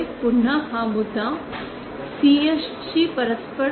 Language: Marathi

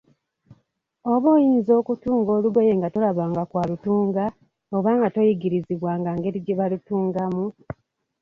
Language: Ganda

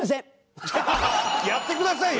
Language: Japanese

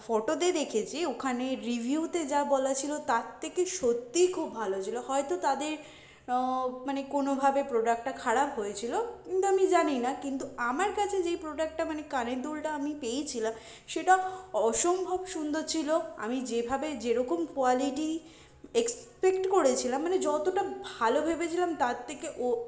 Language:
Bangla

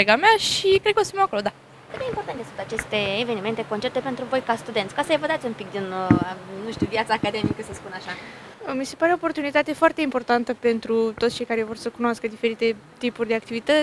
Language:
Romanian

